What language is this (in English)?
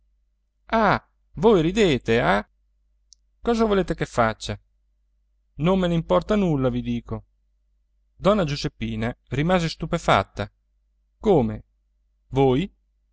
Italian